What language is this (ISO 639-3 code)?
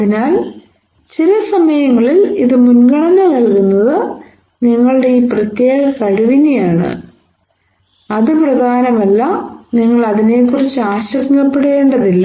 mal